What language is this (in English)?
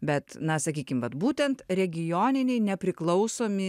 Lithuanian